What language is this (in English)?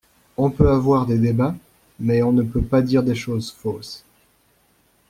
French